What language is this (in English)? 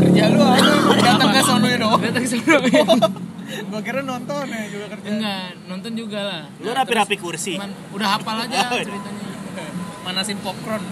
Indonesian